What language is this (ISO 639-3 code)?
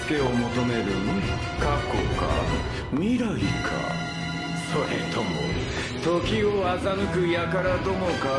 jpn